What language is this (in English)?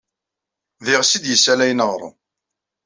Kabyle